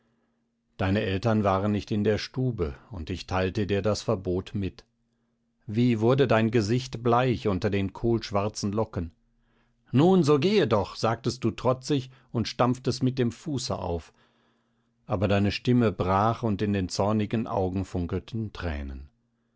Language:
German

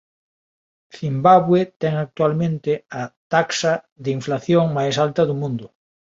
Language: Galician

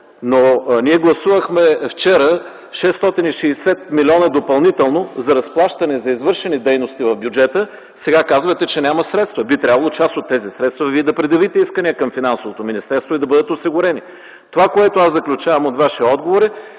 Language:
Bulgarian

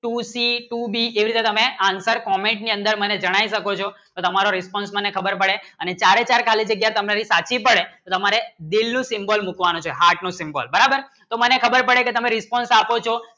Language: Gujarati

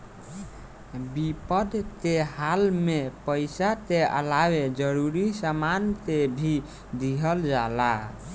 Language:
Bhojpuri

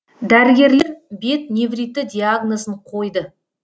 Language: Kazakh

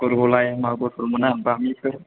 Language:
Bodo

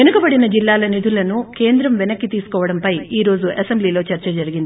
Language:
Telugu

